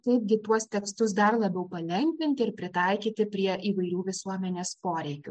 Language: Lithuanian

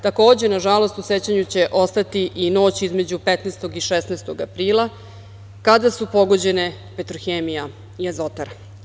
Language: Serbian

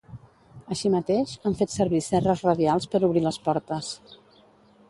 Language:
Catalan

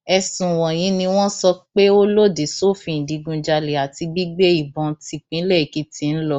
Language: Yoruba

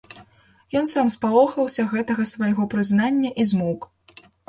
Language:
Belarusian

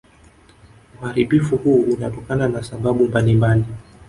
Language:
Swahili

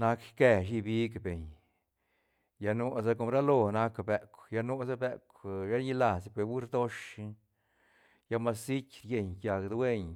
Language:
Santa Catarina Albarradas Zapotec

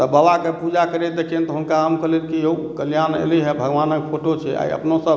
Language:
Maithili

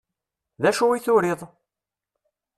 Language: Kabyle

